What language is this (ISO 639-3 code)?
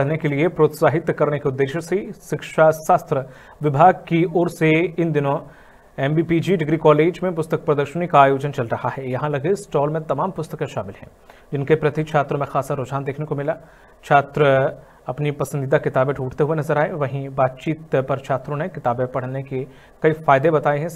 hin